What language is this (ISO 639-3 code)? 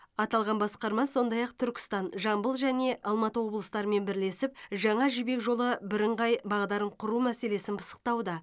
kaz